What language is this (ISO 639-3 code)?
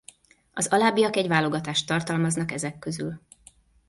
hun